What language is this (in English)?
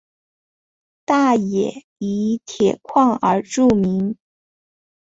Chinese